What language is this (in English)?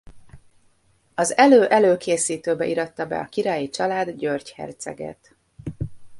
Hungarian